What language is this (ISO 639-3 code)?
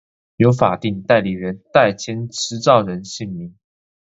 zho